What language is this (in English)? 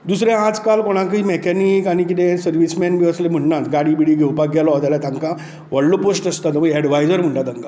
Konkani